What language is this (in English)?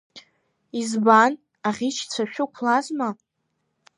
Abkhazian